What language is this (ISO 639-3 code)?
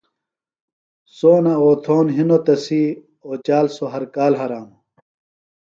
phl